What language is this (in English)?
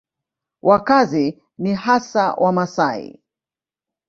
Swahili